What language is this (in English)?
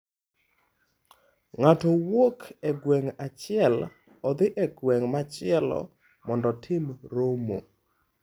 Luo (Kenya and Tanzania)